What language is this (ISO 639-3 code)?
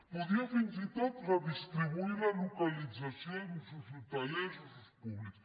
cat